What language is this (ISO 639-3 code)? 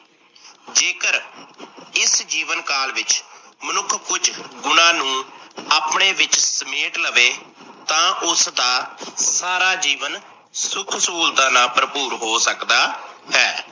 pan